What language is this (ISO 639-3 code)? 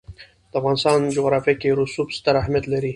pus